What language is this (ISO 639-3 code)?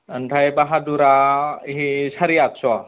brx